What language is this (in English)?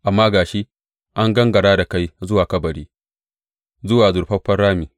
Hausa